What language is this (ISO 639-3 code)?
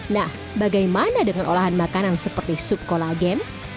ind